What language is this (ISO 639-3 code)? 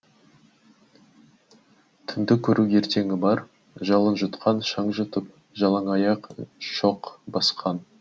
kaz